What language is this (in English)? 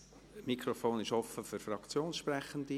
Swiss German